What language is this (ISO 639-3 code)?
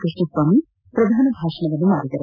kan